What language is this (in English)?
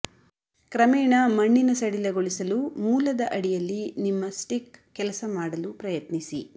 Kannada